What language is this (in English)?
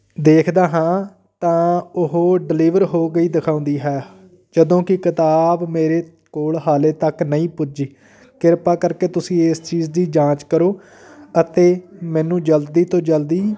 Punjabi